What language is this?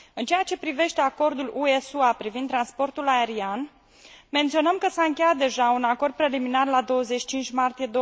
Romanian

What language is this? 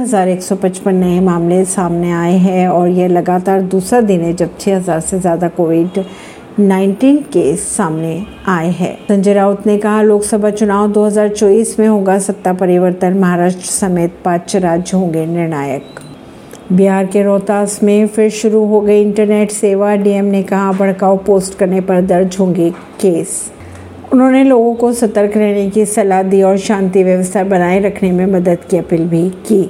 Hindi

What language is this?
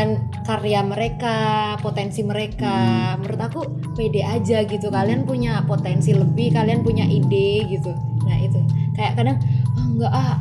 Indonesian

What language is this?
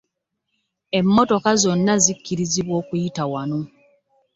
Ganda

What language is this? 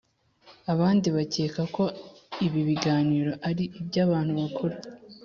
Kinyarwanda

